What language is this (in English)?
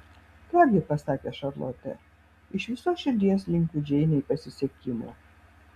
Lithuanian